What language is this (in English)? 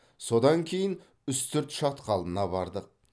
Kazakh